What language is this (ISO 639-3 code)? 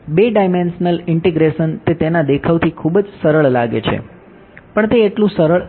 guj